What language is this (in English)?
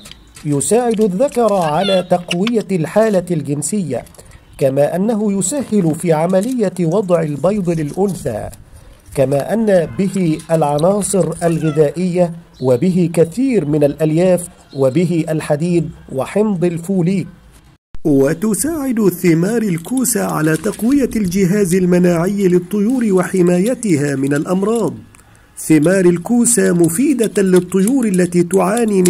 Arabic